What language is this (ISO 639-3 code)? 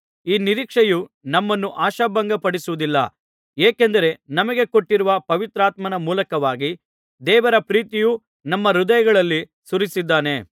kan